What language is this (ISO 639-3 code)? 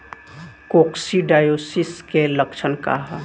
bho